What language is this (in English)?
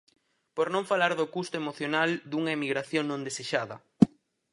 Galician